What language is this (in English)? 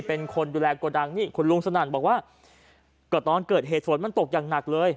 Thai